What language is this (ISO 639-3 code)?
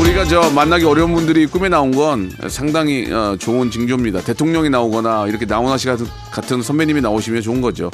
kor